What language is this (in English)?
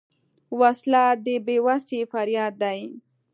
Pashto